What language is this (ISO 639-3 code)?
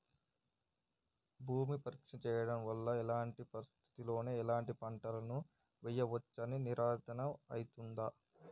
tel